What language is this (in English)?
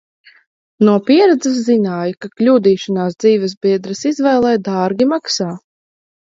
Latvian